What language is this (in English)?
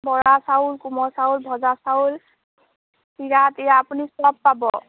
Assamese